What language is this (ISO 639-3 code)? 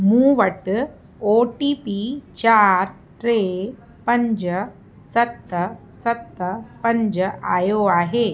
snd